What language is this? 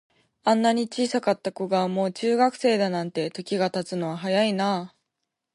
Japanese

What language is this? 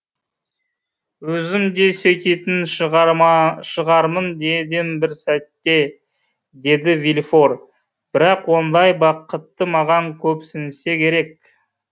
Kazakh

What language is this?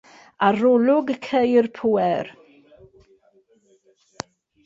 Welsh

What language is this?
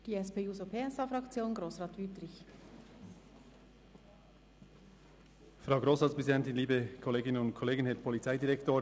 Swiss German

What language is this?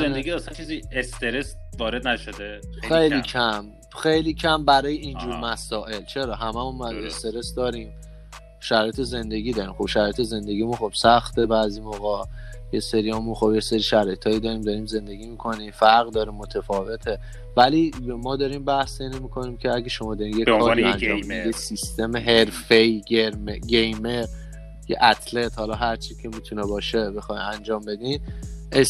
Persian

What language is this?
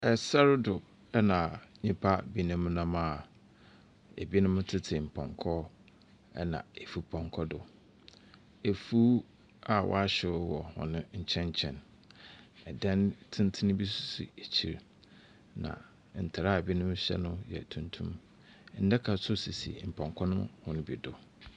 Akan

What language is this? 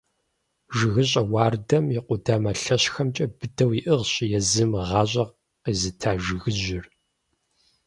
Kabardian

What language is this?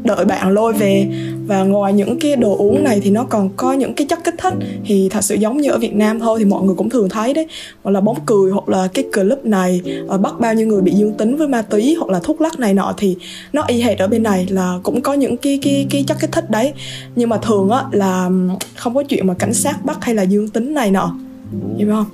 Vietnamese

